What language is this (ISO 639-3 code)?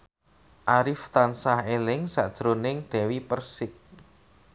jav